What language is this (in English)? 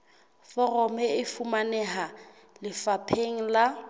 Southern Sotho